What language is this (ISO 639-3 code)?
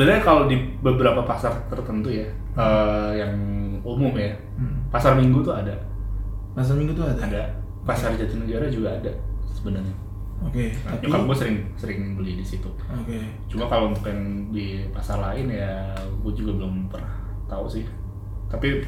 ind